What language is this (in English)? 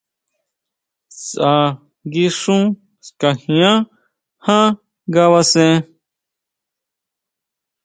Huautla Mazatec